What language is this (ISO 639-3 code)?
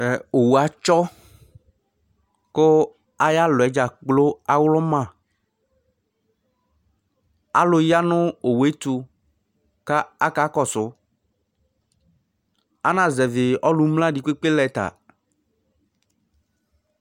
kpo